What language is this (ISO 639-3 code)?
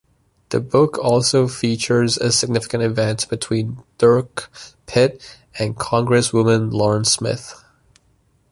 eng